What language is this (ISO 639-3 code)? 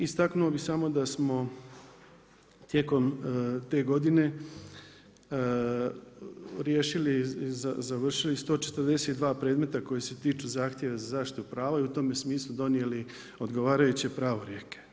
hrv